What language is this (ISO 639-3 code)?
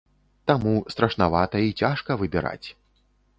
bel